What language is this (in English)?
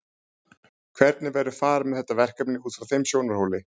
Icelandic